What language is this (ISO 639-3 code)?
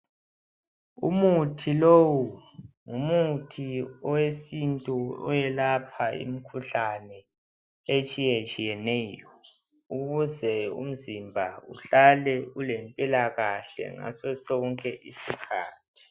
nde